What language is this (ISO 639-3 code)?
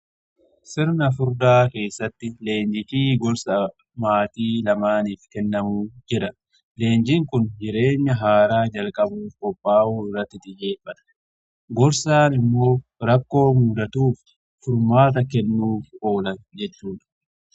orm